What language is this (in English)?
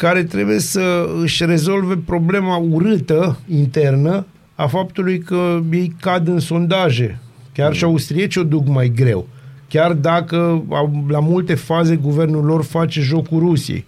Romanian